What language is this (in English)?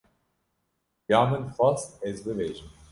Kurdish